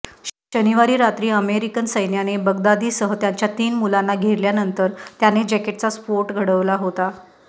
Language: Marathi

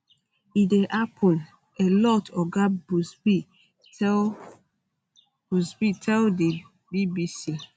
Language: Nigerian Pidgin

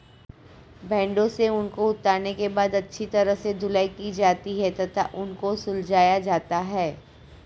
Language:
Hindi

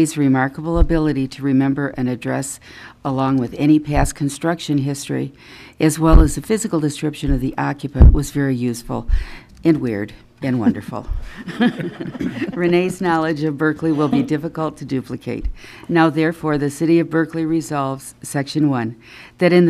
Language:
English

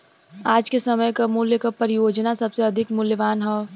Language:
Bhojpuri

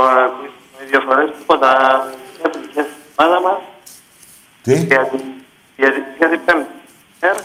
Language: Greek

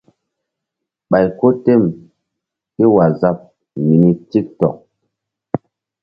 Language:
Mbum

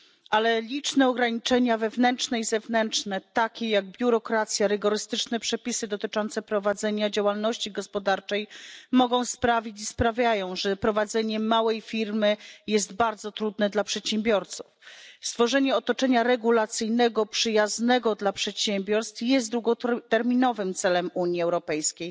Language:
Polish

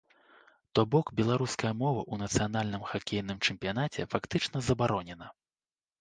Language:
Belarusian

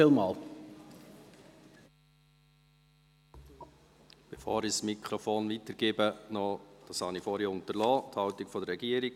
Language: Swiss German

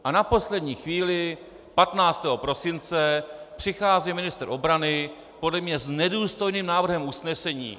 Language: Czech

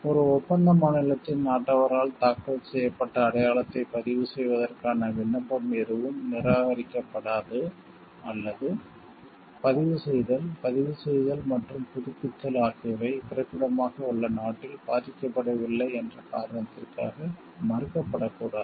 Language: Tamil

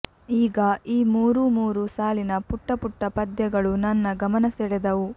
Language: Kannada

